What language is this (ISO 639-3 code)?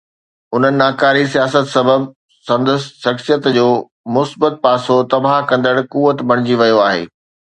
snd